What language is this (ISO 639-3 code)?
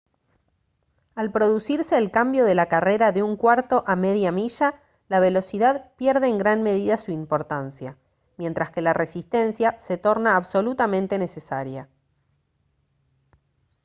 spa